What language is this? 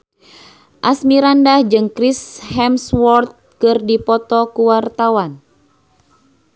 Sundanese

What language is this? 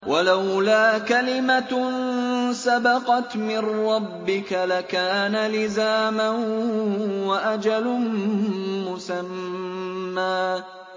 Arabic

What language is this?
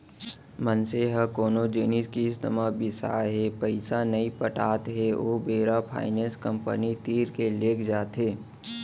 Chhattisgarhi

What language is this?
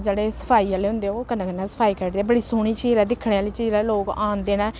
Dogri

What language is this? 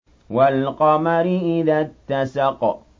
Arabic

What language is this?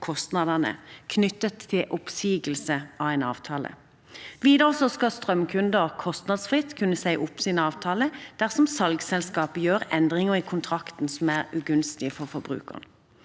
Norwegian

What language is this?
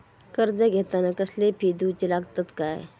Marathi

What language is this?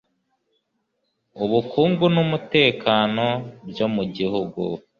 Kinyarwanda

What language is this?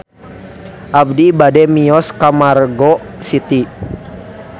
Sundanese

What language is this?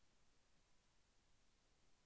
Telugu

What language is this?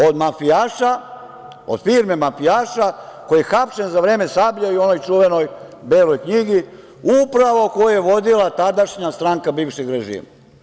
Serbian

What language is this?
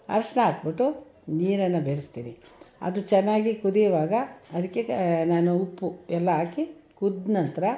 Kannada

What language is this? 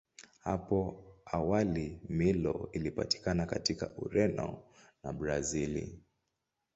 Swahili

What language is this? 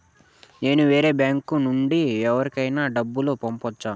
Telugu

